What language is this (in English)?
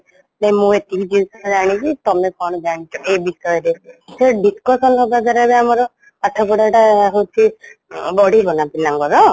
Odia